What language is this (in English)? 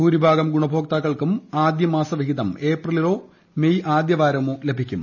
Malayalam